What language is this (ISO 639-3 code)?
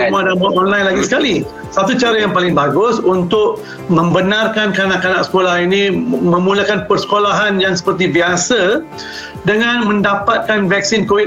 msa